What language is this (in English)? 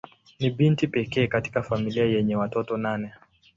Swahili